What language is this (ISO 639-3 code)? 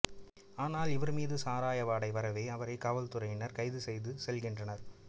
tam